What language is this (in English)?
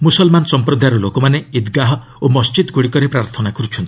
Odia